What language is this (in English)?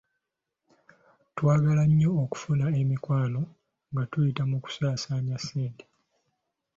Ganda